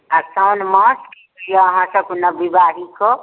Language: Maithili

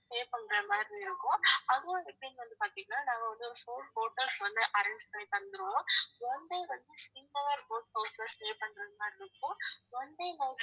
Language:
Tamil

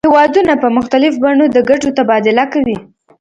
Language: Pashto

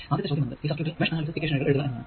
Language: Malayalam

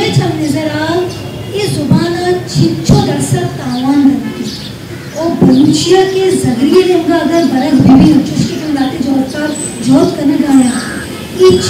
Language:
Hindi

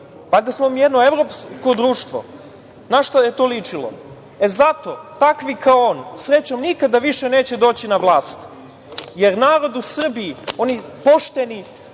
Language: Serbian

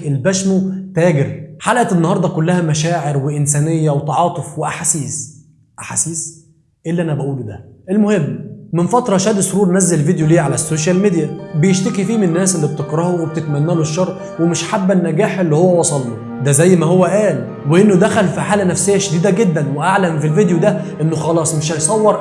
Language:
Arabic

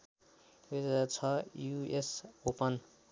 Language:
Nepali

